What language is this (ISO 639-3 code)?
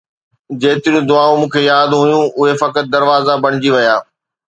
snd